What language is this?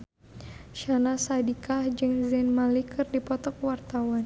Sundanese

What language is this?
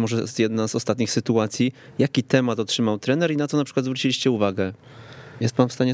Polish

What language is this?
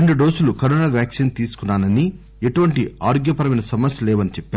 Telugu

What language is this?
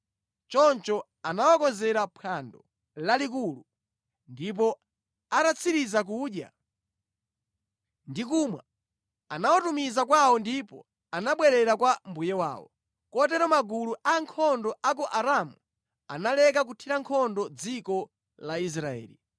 Nyanja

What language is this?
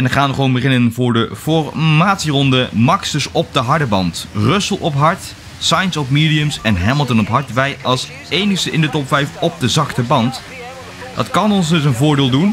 Dutch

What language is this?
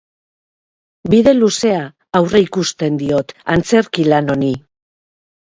Basque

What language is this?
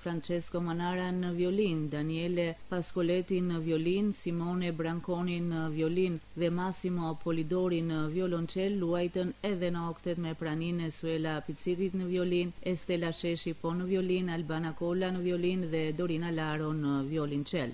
Romanian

